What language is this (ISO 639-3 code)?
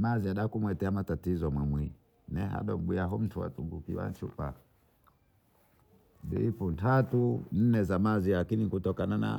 bou